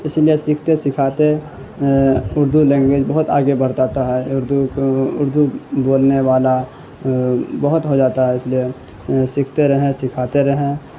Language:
Urdu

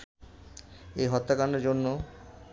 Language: Bangla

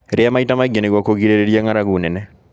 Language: Kikuyu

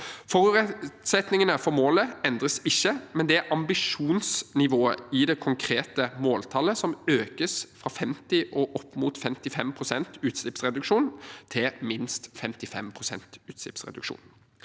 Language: Norwegian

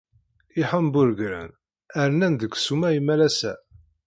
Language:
Kabyle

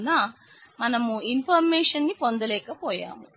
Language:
Telugu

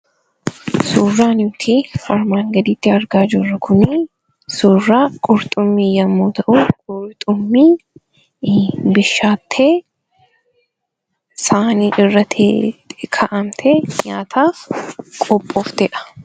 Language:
Oromo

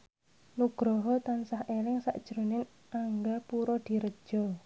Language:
Javanese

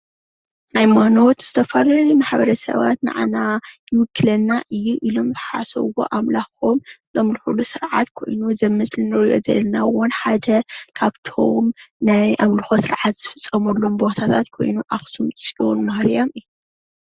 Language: Tigrinya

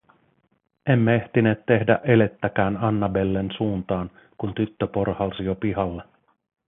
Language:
Finnish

